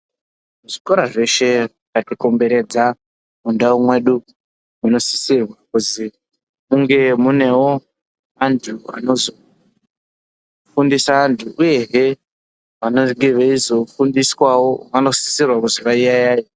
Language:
Ndau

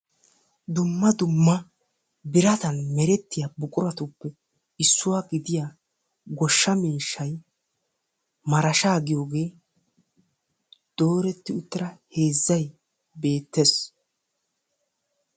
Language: Wolaytta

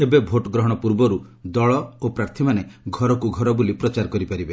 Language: Odia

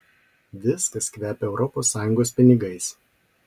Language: Lithuanian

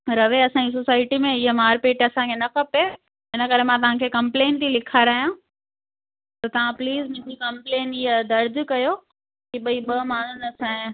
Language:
Sindhi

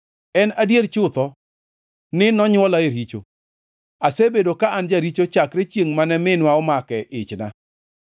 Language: Luo (Kenya and Tanzania)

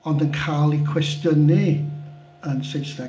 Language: Welsh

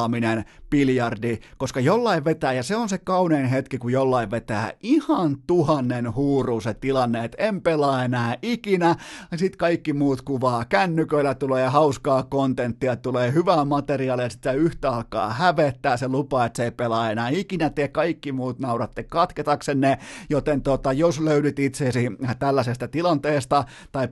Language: Finnish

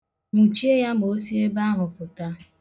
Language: Igbo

